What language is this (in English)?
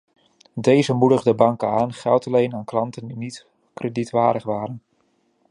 Dutch